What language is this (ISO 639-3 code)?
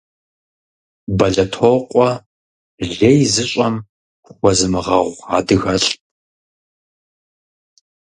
kbd